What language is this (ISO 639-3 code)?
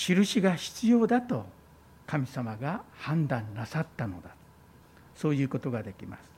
jpn